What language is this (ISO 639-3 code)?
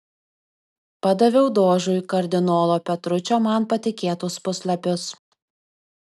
lit